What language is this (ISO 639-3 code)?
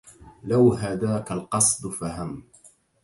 ara